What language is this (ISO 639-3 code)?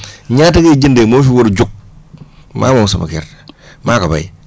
wol